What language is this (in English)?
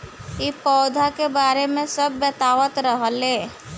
Bhojpuri